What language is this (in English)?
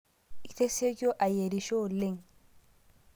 Masai